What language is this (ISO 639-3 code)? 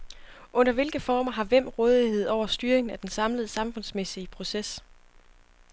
dan